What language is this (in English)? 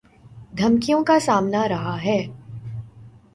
Urdu